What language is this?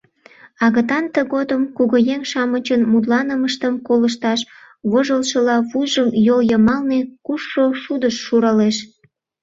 Mari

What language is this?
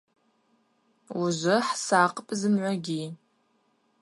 Abaza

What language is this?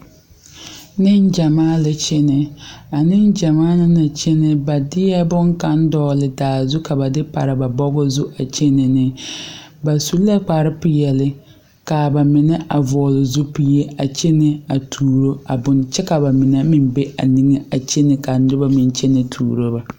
Southern Dagaare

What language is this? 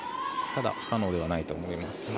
Japanese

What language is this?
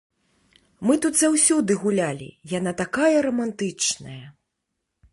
Belarusian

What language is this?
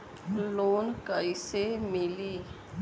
Bhojpuri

